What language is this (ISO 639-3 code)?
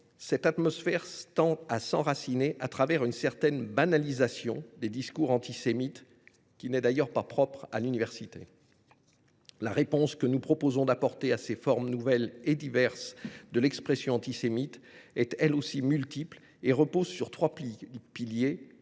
fra